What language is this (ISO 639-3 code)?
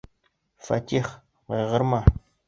bak